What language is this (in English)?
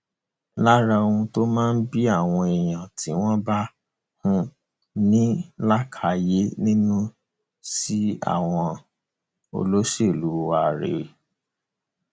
Yoruba